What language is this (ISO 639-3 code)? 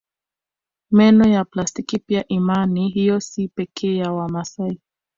swa